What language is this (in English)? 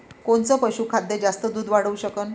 Marathi